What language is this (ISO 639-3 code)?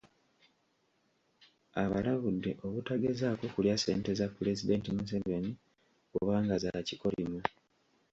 lug